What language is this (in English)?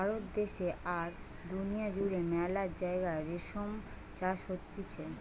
Bangla